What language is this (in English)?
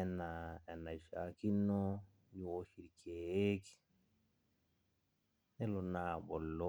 Masai